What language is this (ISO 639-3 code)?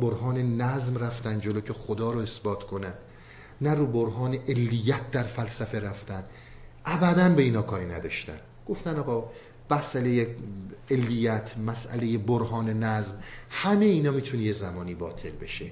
fas